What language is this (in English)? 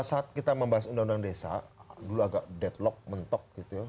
Indonesian